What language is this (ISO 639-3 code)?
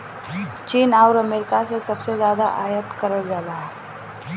bho